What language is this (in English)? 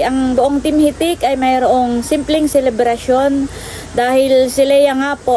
Filipino